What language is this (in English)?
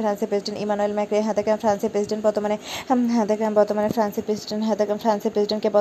Bangla